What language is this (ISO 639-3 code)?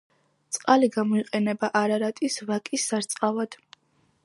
kat